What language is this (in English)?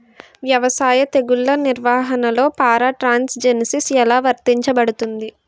Telugu